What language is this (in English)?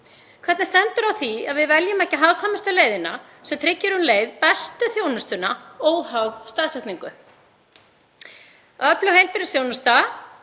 Icelandic